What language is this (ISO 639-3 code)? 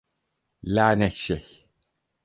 tur